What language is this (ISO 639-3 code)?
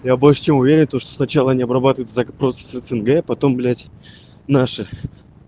rus